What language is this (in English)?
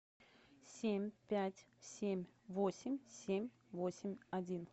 Russian